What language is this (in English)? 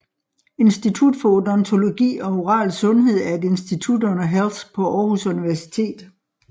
Danish